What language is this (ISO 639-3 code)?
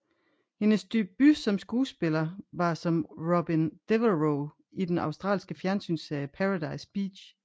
dan